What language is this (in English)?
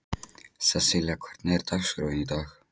Icelandic